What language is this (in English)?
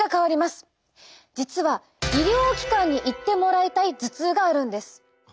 Japanese